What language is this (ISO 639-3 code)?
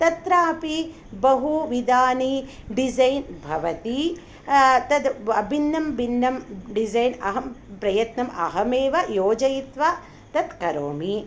san